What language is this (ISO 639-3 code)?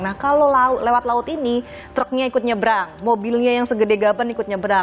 ind